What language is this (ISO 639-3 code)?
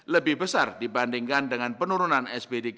ind